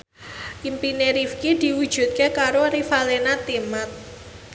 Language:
Javanese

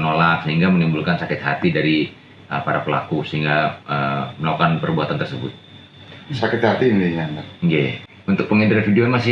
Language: Indonesian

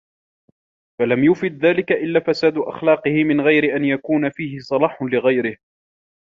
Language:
Arabic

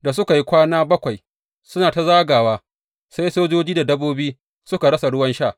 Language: Hausa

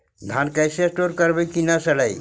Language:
Magahi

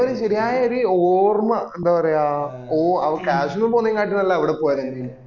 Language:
Malayalam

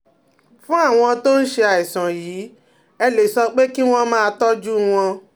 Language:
Yoruba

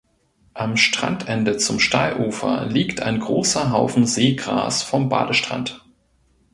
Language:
German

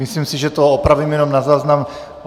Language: Czech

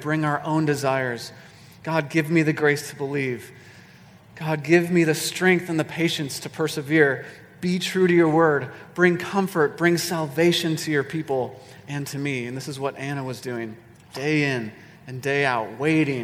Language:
English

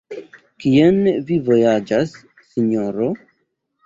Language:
Esperanto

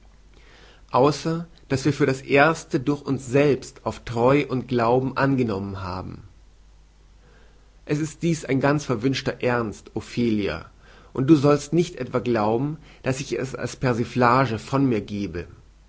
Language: German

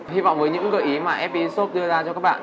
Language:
Vietnamese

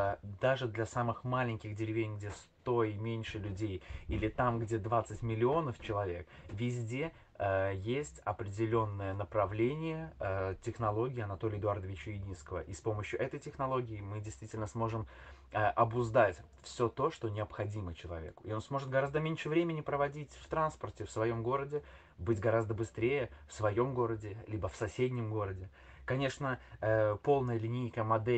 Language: Russian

